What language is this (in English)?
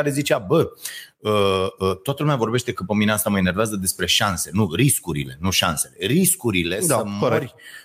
Romanian